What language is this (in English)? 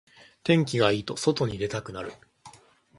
Japanese